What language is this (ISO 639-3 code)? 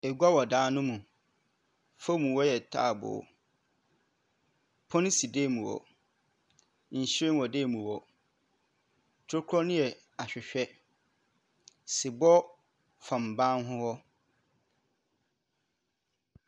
aka